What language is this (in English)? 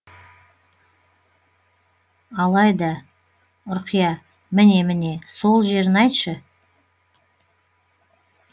Kazakh